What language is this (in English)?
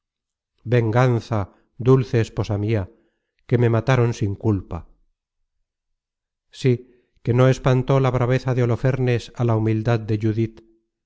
Spanish